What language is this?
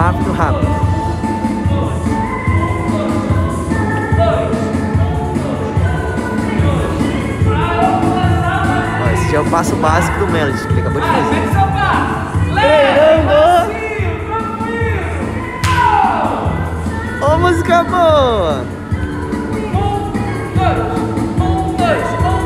Portuguese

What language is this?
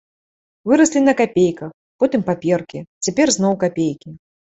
Belarusian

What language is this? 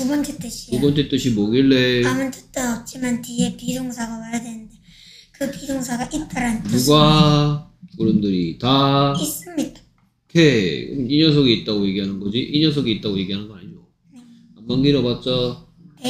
Korean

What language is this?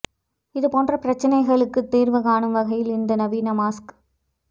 Tamil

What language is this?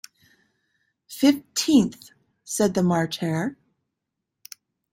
English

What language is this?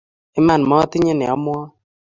Kalenjin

